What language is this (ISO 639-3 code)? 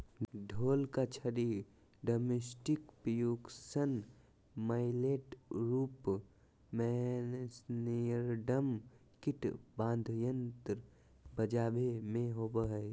mag